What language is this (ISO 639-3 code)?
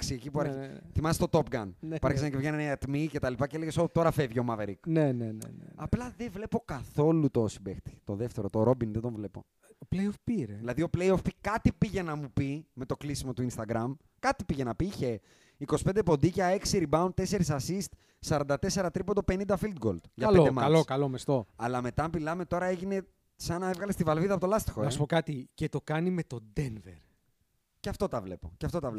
ell